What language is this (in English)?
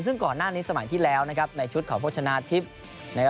Thai